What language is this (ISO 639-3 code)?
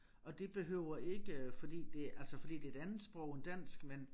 dan